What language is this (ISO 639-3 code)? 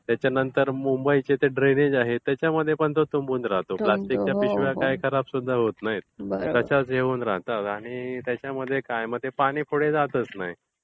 mar